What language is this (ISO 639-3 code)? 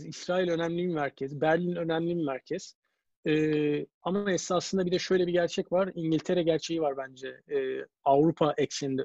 tur